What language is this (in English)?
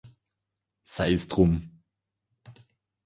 German